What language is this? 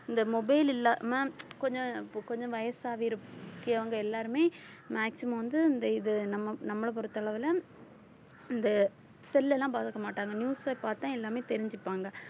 Tamil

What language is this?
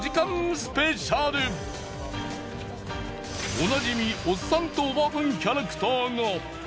Japanese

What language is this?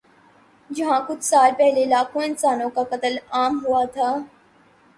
Urdu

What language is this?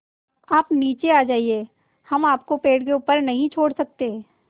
Hindi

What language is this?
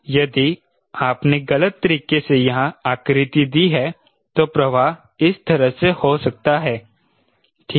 Hindi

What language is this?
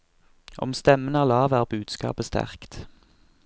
Norwegian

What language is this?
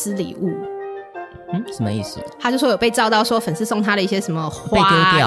Chinese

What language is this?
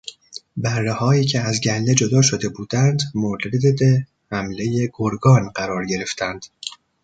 Persian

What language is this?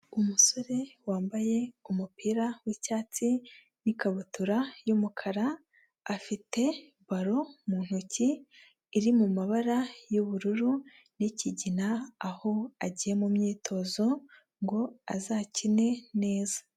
Kinyarwanda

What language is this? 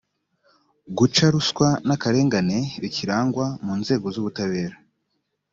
Kinyarwanda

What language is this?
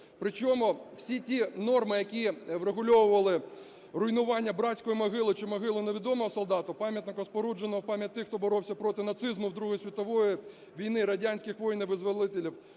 Ukrainian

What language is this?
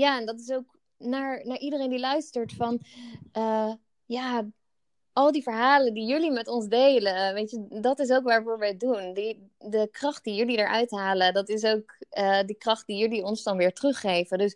Dutch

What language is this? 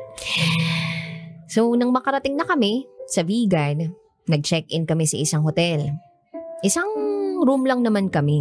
Filipino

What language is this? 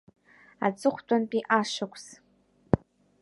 Abkhazian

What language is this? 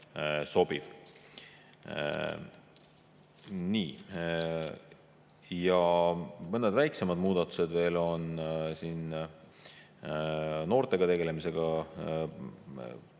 Estonian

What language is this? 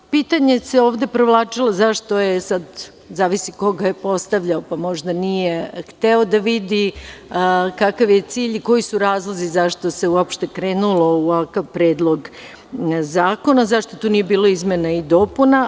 Serbian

